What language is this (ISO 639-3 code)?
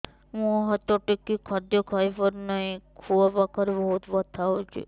ori